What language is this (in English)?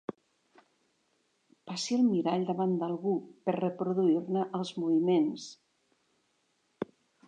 Catalan